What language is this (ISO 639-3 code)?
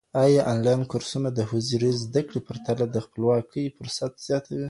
pus